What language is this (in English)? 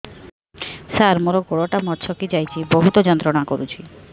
Odia